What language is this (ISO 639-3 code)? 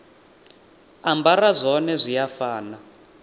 ven